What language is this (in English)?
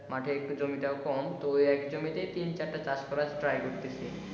Bangla